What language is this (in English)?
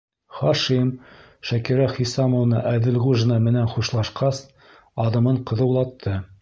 Bashkir